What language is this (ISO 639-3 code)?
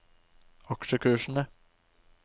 nor